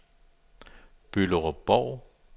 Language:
Danish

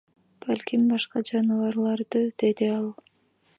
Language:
Kyrgyz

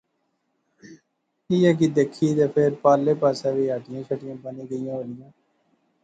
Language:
Pahari-Potwari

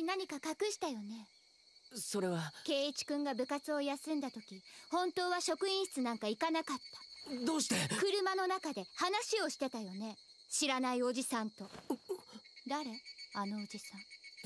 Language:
Japanese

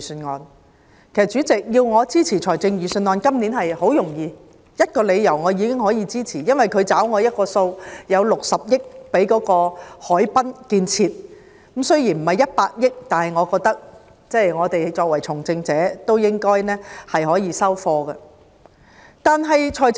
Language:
Cantonese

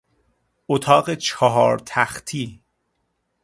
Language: Persian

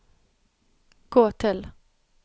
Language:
Norwegian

